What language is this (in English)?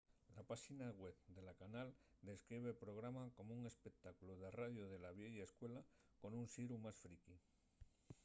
Asturian